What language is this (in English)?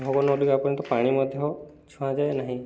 Odia